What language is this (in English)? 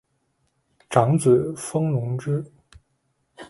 Chinese